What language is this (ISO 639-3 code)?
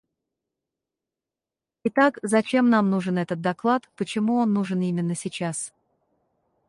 rus